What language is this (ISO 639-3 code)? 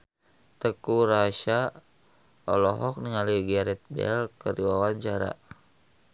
sun